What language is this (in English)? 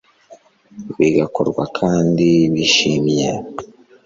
Kinyarwanda